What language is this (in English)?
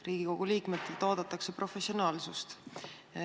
Estonian